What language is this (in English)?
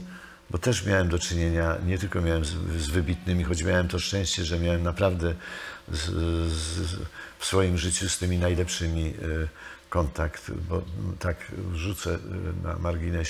Polish